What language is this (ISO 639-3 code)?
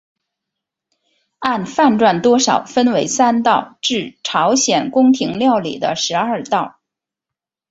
zho